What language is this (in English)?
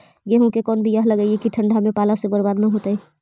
Magahi